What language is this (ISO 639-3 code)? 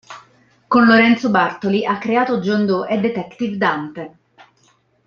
ita